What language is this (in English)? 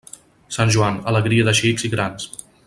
Catalan